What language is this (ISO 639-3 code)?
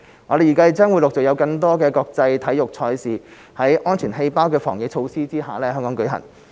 yue